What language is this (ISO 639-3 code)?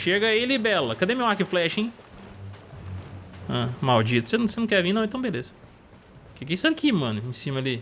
por